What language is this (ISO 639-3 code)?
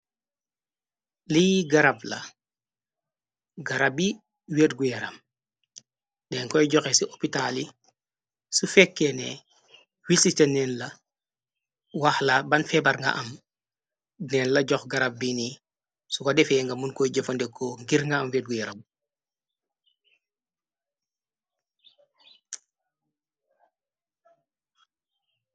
wol